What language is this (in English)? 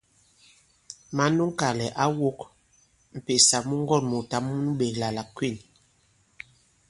Bankon